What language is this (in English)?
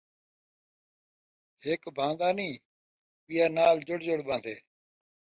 Saraiki